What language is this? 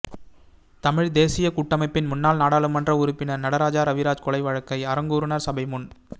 Tamil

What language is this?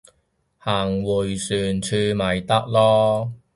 Cantonese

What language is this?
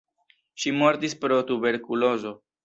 Esperanto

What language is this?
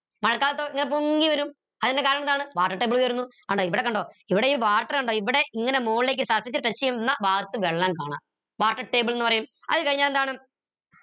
Malayalam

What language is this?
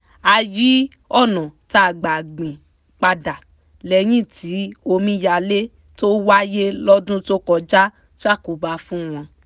Yoruba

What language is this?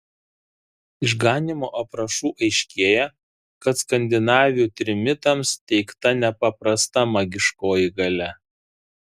Lithuanian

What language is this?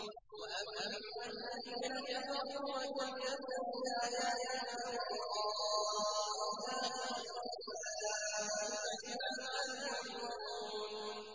Arabic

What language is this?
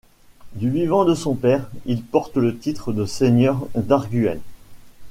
French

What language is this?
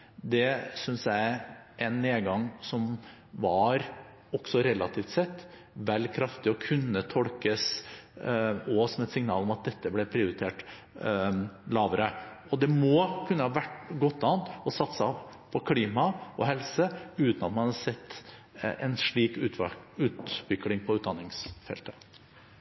Norwegian Bokmål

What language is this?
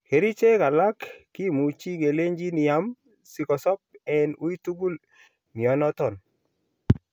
Kalenjin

